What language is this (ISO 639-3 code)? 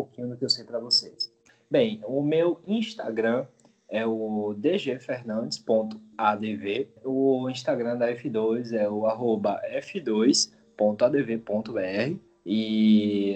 por